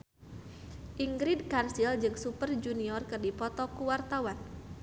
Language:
Sundanese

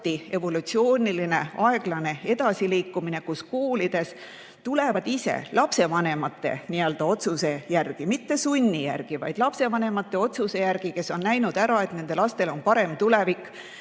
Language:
Estonian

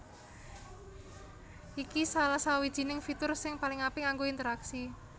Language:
Javanese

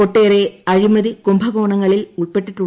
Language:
Malayalam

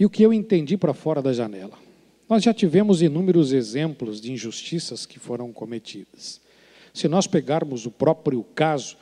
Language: Portuguese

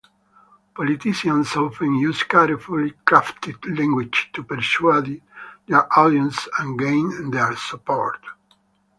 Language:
English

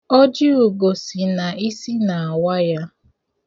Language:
Igbo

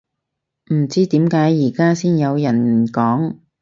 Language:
Cantonese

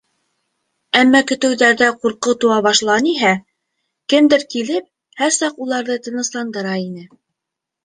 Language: Bashkir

